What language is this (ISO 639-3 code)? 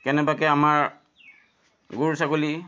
asm